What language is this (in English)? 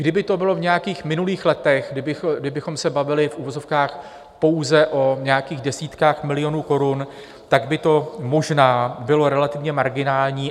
Czech